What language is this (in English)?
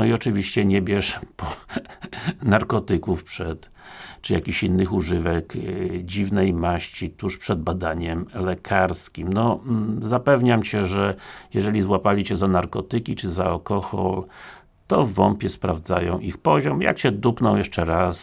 Polish